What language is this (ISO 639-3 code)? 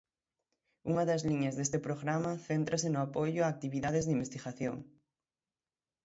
glg